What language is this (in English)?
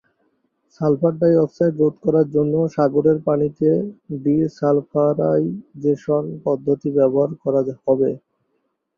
Bangla